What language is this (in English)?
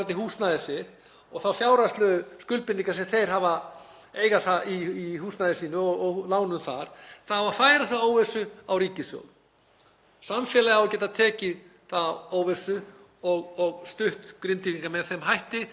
Icelandic